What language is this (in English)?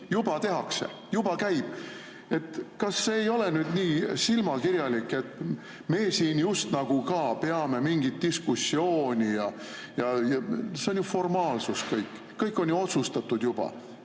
Estonian